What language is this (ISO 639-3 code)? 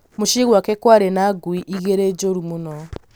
kik